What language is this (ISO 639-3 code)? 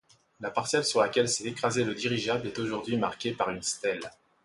fra